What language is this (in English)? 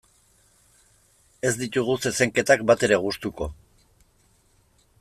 Basque